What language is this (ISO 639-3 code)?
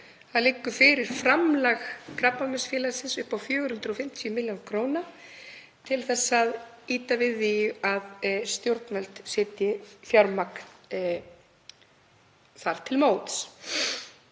isl